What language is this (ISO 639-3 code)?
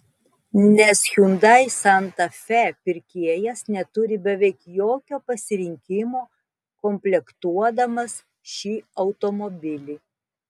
lit